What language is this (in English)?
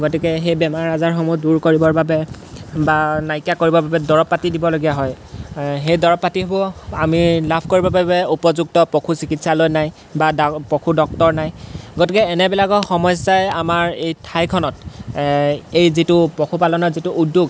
Assamese